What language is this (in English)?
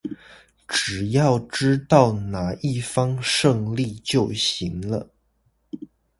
Chinese